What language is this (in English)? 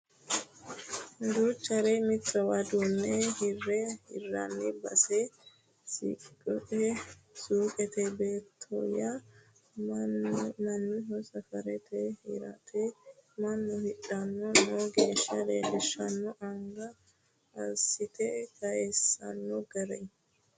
Sidamo